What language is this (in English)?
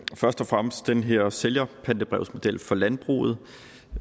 Danish